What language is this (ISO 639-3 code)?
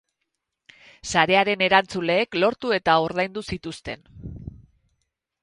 eus